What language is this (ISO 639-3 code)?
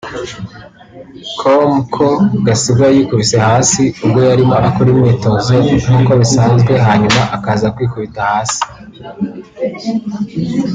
kin